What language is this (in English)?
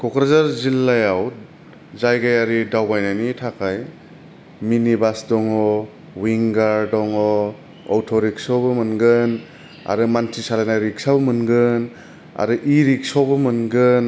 Bodo